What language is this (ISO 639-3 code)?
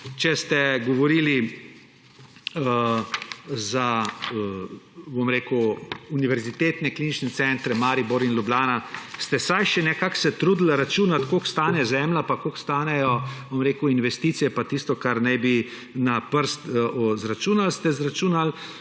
slv